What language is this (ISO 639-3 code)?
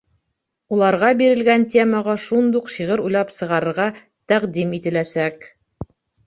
bak